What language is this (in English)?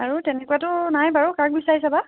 Assamese